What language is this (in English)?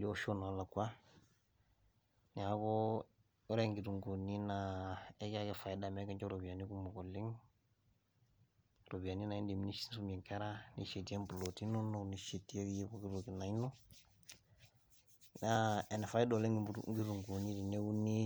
Masai